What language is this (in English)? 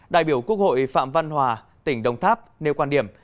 Vietnamese